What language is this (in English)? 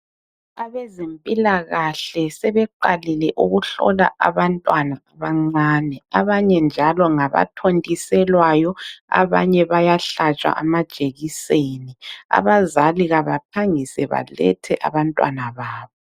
North Ndebele